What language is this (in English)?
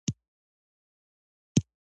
Pashto